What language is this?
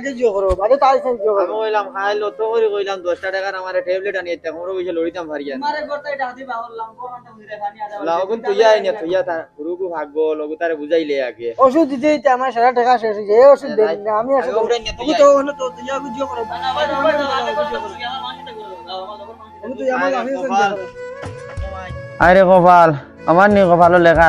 Vietnamese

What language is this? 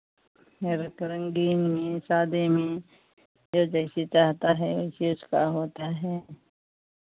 Hindi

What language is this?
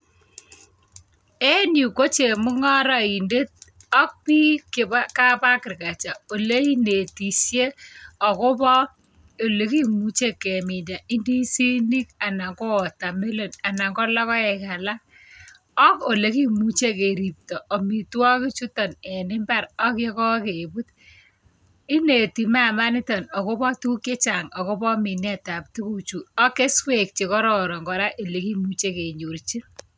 Kalenjin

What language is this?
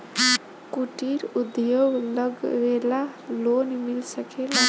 Bhojpuri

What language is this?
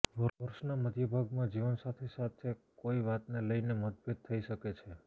Gujarati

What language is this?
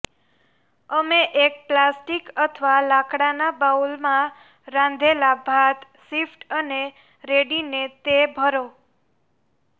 Gujarati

